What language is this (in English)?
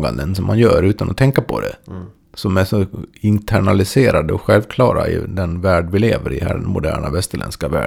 Swedish